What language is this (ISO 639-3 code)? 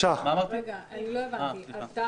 heb